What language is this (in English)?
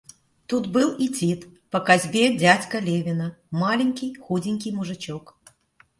Russian